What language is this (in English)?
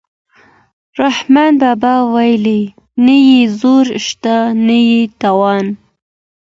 Pashto